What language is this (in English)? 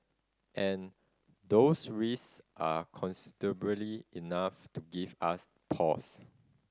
English